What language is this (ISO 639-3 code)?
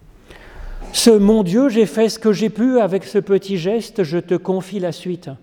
fra